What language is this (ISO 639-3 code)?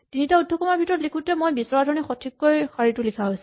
asm